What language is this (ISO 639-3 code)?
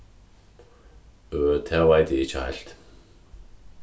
fao